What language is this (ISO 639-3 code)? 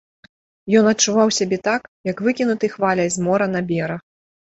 bel